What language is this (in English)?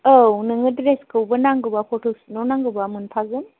Bodo